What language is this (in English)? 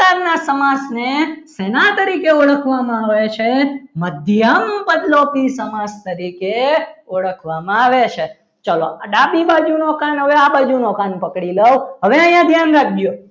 Gujarati